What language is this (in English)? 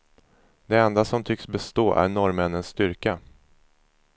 Swedish